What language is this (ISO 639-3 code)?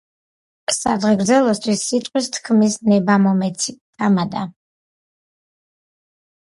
kat